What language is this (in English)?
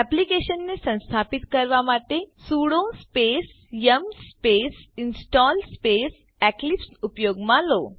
Gujarati